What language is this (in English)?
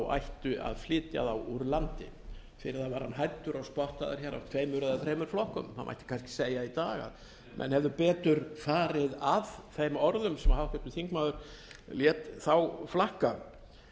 Icelandic